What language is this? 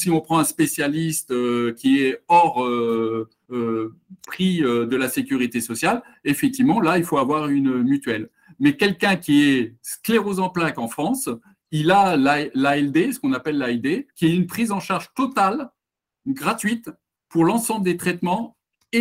French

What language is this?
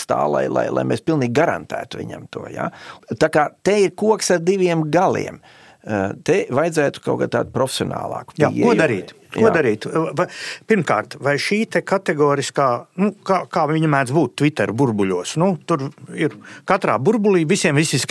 Latvian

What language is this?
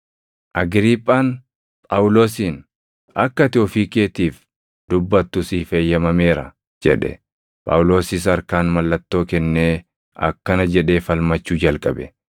Oromo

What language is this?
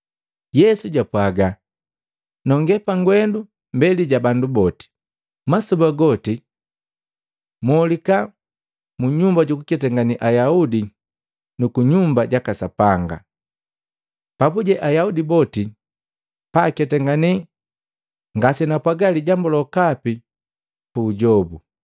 Matengo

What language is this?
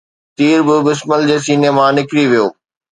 Sindhi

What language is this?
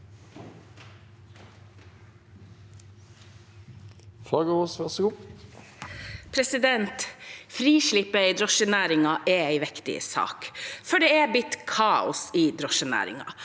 Norwegian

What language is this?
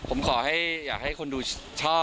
Thai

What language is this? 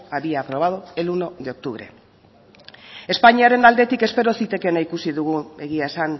Basque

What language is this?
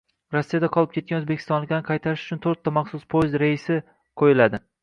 Uzbek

